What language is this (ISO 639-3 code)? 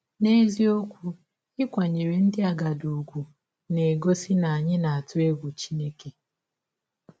ibo